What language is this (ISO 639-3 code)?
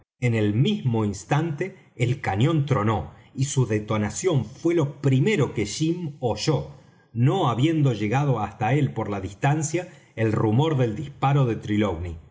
spa